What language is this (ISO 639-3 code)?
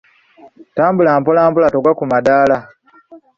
lug